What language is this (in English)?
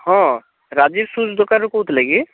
Odia